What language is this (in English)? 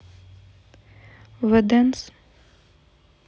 Russian